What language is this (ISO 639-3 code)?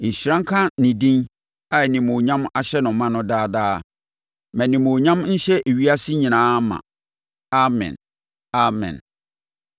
aka